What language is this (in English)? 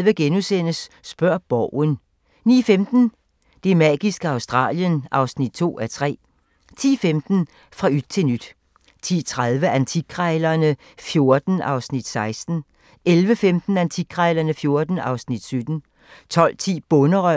Danish